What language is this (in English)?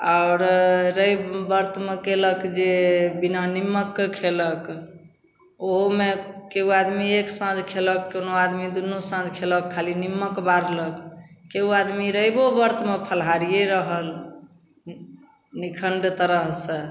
Maithili